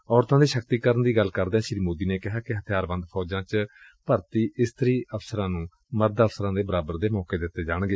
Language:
Punjabi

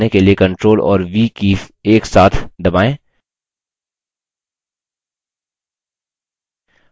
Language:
Hindi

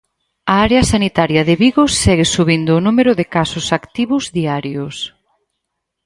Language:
Galician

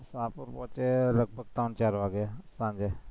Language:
Gujarati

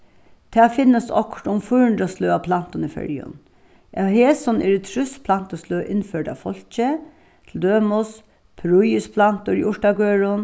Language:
Faroese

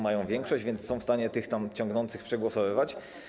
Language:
Polish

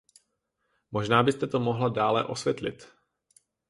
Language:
Czech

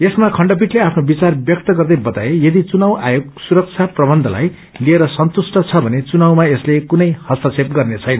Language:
Nepali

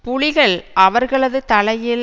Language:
Tamil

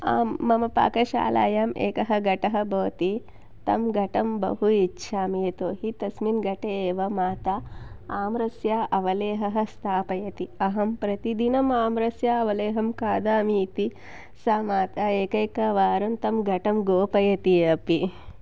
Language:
Sanskrit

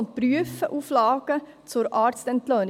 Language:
Swiss German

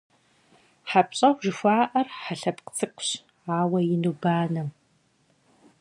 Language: Kabardian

